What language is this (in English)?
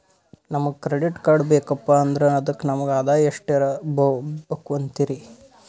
Kannada